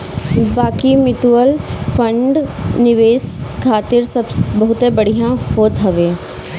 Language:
Bhojpuri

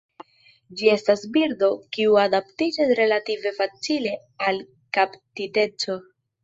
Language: Esperanto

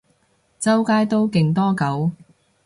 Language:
Cantonese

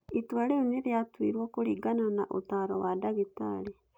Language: Kikuyu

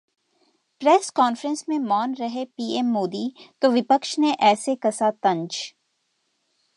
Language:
Hindi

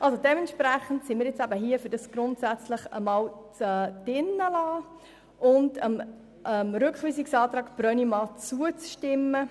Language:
Swiss German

